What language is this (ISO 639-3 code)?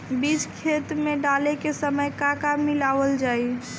bho